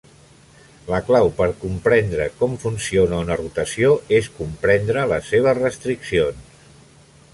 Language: Catalan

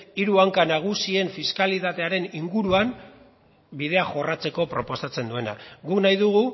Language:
Basque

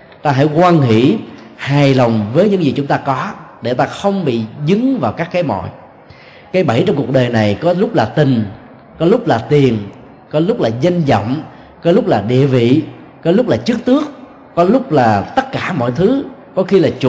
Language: Vietnamese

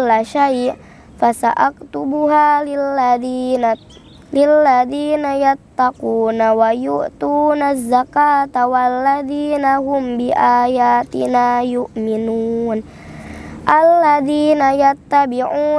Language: Indonesian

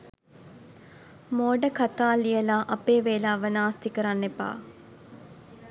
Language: Sinhala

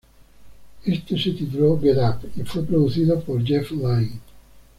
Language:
Spanish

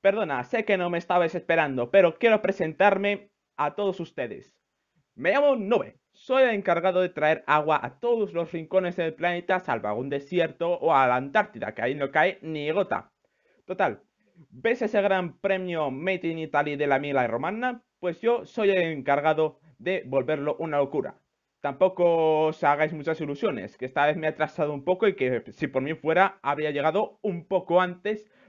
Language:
Spanish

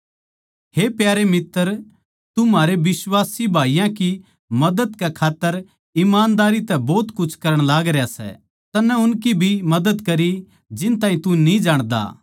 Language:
Haryanvi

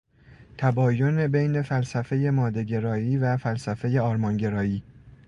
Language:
Persian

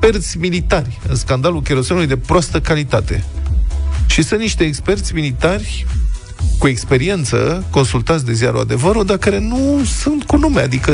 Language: Romanian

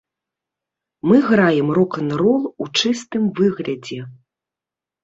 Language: Belarusian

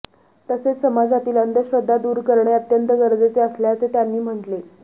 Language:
Marathi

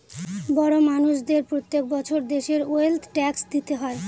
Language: Bangla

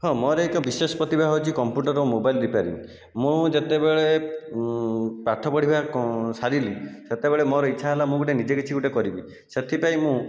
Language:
Odia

